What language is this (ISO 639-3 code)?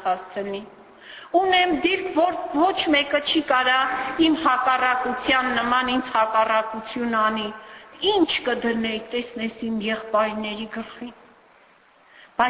tur